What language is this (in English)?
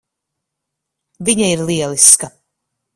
Latvian